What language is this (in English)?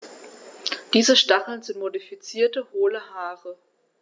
German